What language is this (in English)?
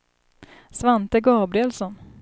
Swedish